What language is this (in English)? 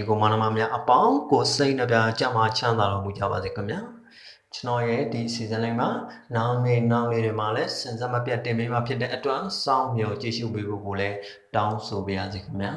Burmese